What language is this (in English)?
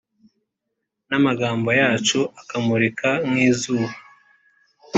Kinyarwanda